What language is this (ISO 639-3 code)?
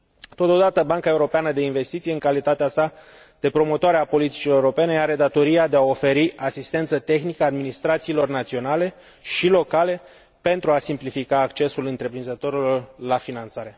ron